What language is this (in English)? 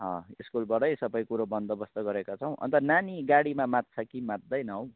Nepali